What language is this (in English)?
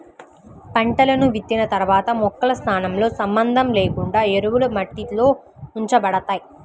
Telugu